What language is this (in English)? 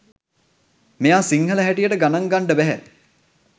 Sinhala